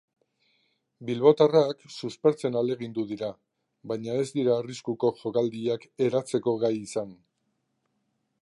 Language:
Basque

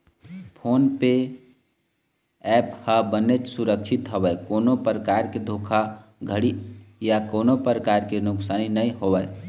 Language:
Chhattisgarhi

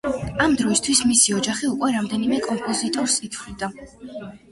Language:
Georgian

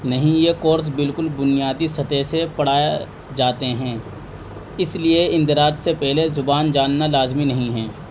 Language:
Urdu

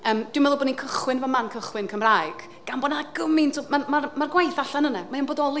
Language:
Welsh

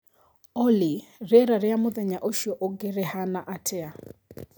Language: Kikuyu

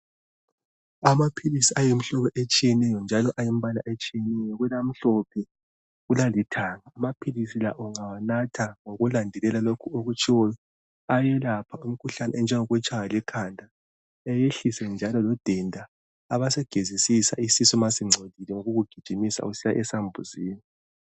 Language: North Ndebele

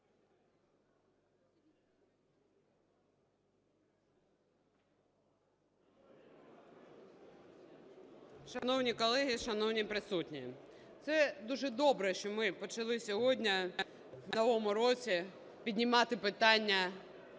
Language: Ukrainian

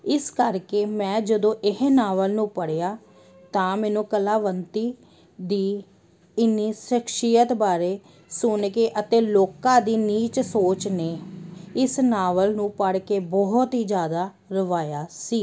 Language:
Punjabi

